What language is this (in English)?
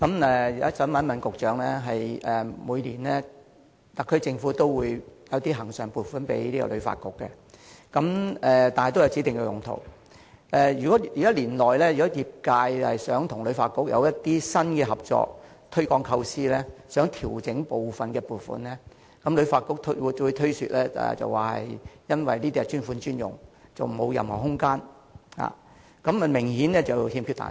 Cantonese